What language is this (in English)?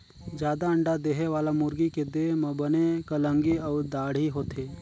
Chhattisgarhi